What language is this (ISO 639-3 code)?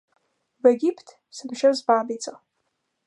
slv